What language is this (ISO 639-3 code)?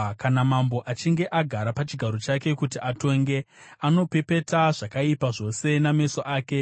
sna